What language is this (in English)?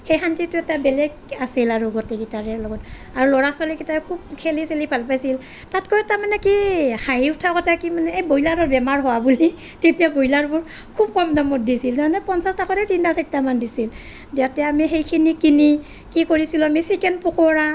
Assamese